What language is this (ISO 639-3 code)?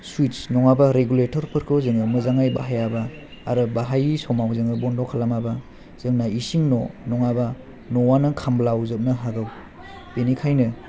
brx